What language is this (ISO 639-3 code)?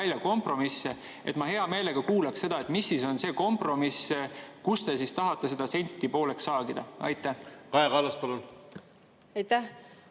est